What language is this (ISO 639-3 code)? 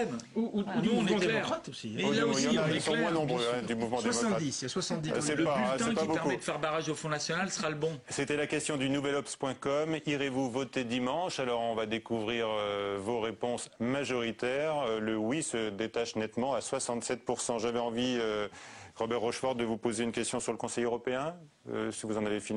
fra